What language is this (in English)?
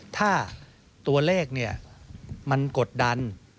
Thai